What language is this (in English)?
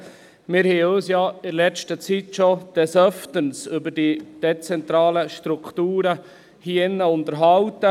Swiss German